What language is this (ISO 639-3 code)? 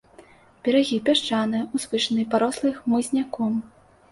bel